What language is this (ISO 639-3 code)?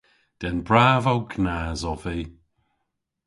cor